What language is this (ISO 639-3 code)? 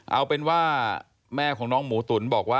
tha